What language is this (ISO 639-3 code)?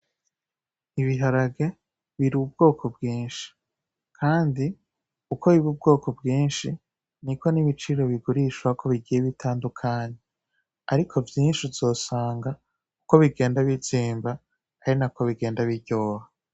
run